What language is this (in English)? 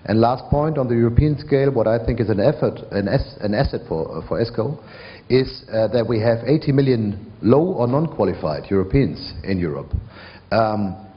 English